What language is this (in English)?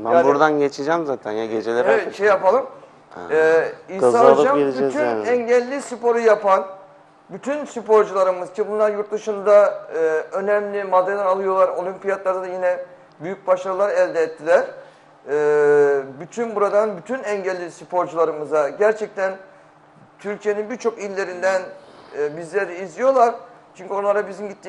Turkish